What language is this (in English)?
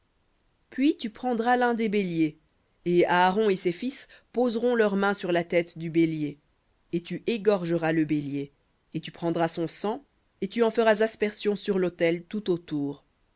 French